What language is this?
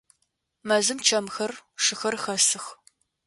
Adyghe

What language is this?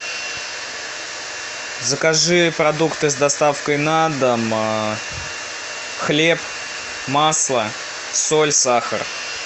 Russian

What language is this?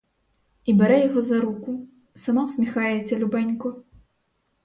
Ukrainian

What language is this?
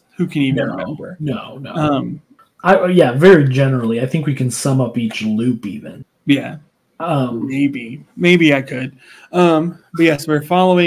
English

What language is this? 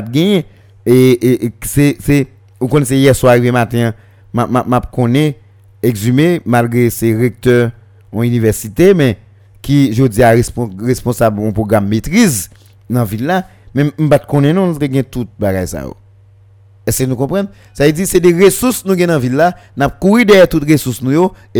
French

